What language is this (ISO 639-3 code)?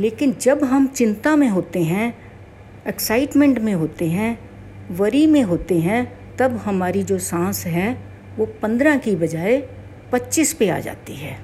hin